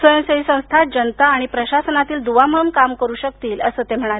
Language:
Marathi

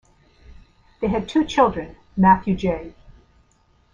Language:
English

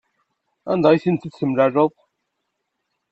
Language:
Kabyle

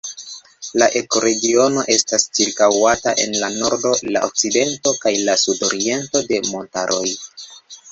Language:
Esperanto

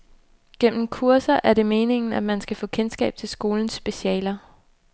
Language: Danish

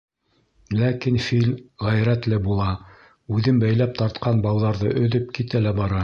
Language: Bashkir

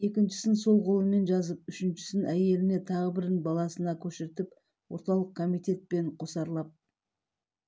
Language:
Kazakh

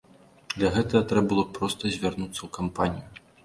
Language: Belarusian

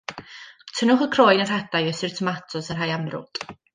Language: Welsh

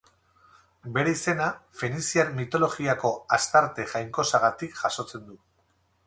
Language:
Basque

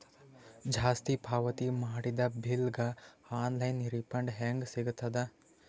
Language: Kannada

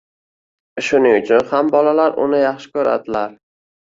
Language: Uzbek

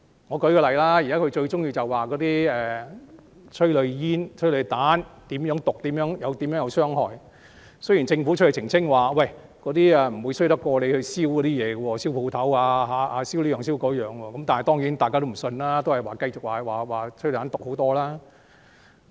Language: Cantonese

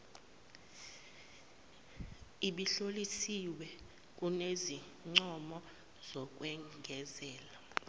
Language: Zulu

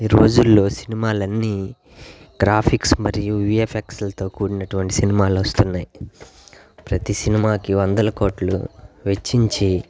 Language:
Telugu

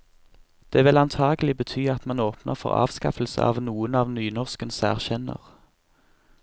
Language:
Norwegian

